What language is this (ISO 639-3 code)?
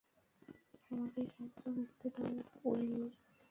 ben